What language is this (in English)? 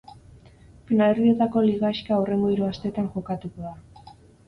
Basque